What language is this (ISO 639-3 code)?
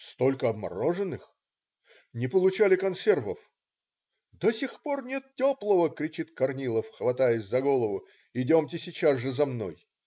rus